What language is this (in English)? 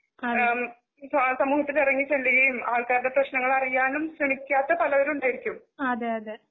Malayalam